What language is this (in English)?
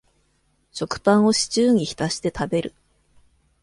Japanese